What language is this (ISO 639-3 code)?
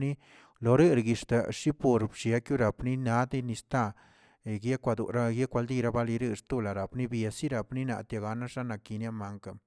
zts